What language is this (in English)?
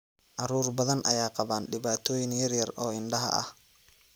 Somali